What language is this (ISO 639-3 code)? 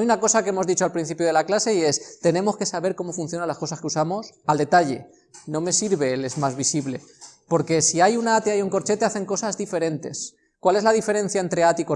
spa